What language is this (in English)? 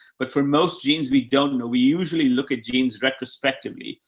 English